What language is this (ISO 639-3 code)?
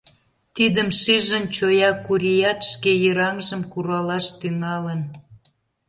chm